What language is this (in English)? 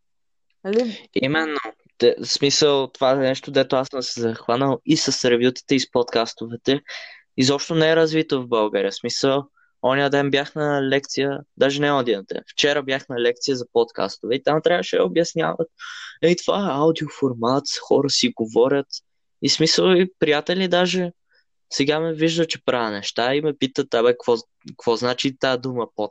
Bulgarian